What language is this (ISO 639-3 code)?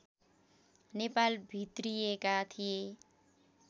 nep